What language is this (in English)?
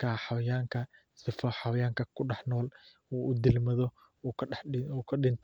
Somali